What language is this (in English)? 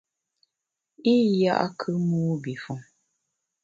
Bamun